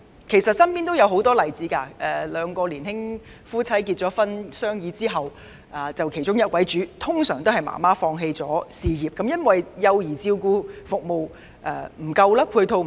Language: Cantonese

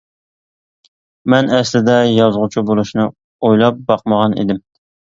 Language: Uyghur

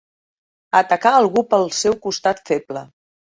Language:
Catalan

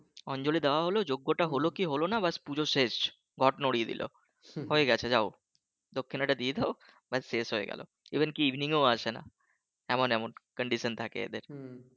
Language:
Bangla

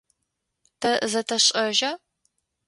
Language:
Adyghe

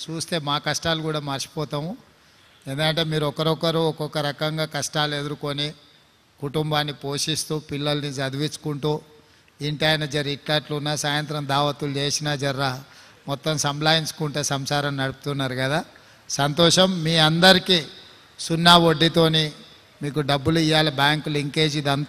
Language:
Telugu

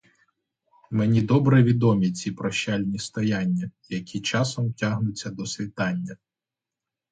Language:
Ukrainian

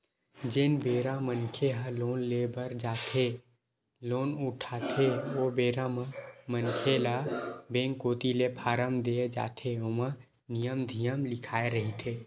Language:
Chhattisgarhi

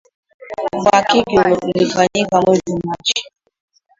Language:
Swahili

